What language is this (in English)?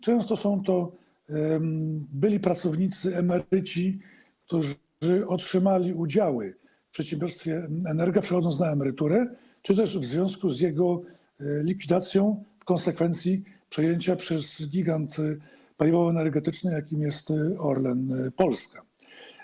Polish